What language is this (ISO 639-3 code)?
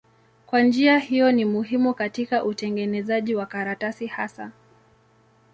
swa